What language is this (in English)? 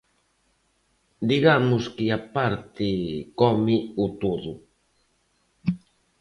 Galician